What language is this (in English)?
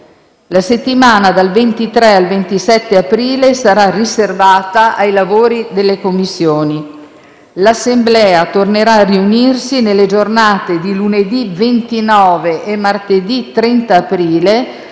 Italian